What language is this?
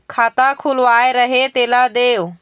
Chhattisgarhi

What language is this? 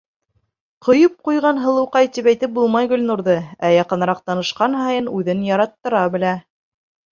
Bashkir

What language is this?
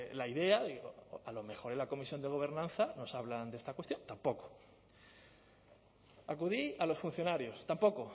Spanish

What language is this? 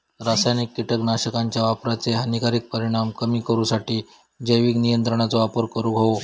Marathi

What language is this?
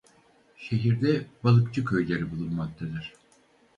Turkish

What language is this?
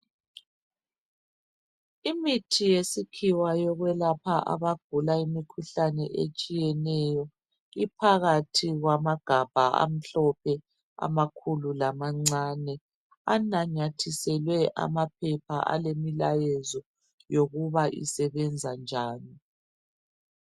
North Ndebele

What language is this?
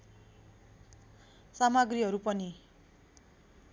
Nepali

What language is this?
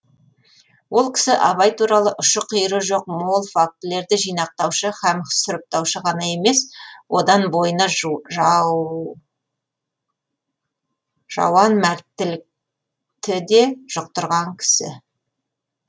Kazakh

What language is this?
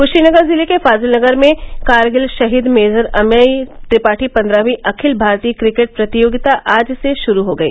Hindi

